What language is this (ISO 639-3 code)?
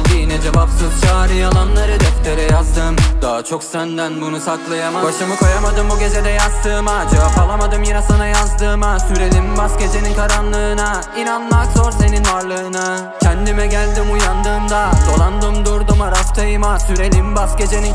tur